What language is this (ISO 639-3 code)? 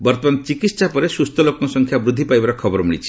ori